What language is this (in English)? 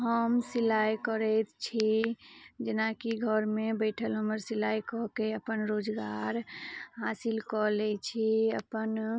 Maithili